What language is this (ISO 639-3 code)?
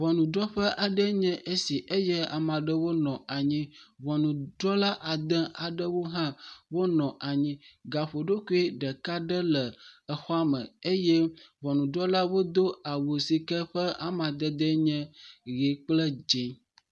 ewe